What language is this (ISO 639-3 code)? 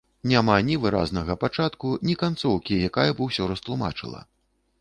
bel